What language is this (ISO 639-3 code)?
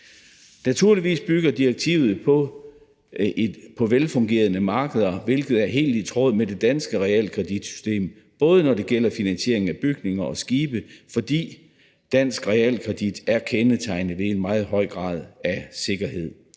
dan